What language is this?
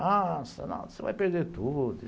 Portuguese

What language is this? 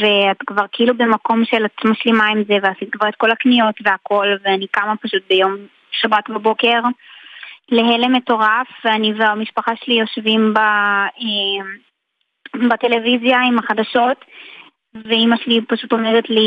Hebrew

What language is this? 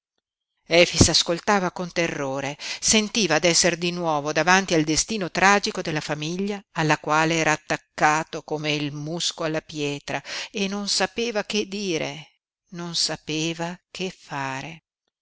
Italian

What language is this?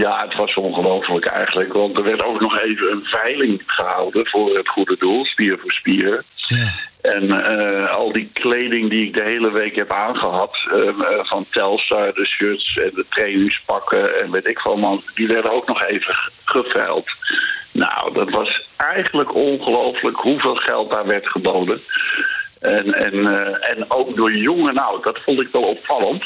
Dutch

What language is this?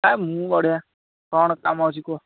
Odia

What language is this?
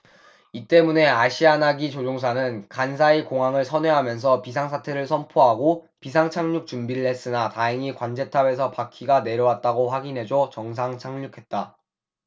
Korean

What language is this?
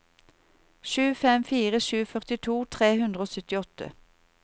Norwegian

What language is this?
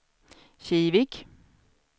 Swedish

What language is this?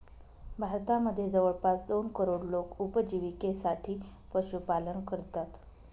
Marathi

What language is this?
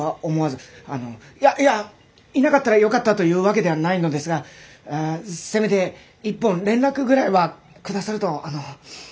Japanese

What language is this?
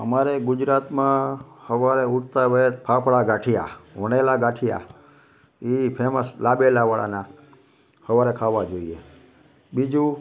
Gujarati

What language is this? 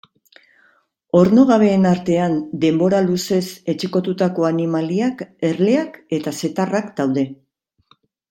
Basque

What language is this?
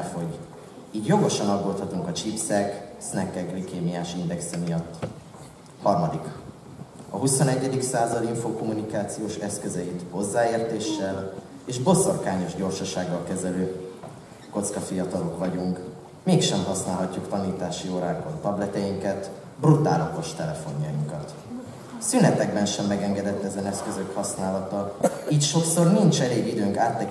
Hungarian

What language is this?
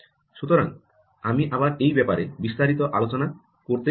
Bangla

